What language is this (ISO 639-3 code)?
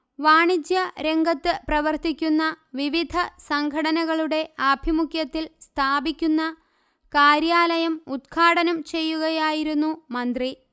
mal